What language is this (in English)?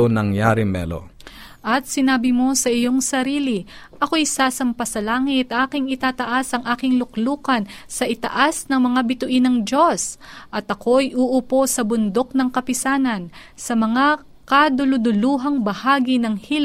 Filipino